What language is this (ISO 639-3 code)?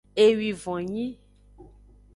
ajg